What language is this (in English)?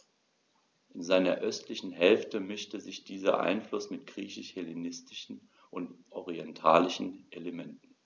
German